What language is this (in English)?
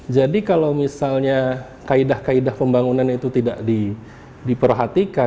Indonesian